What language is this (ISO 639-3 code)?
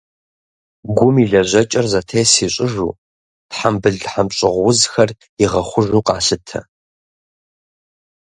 kbd